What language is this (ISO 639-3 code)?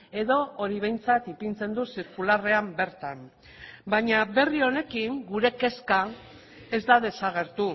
eus